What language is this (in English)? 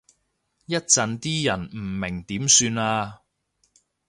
Cantonese